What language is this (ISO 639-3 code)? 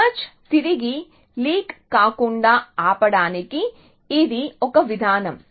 tel